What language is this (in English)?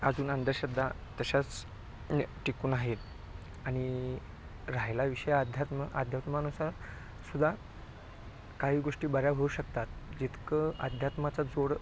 Marathi